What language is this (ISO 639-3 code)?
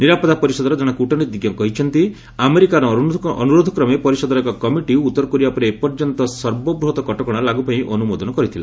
ori